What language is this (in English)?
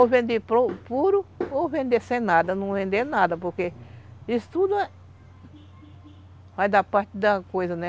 Portuguese